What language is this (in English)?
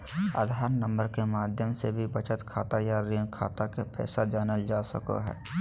Magahi